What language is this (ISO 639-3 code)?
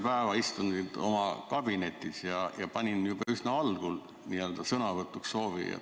est